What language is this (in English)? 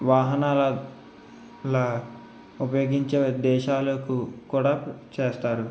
Telugu